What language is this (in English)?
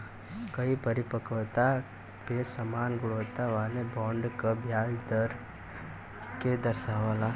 Bhojpuri